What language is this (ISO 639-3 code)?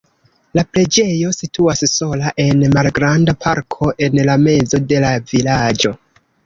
epo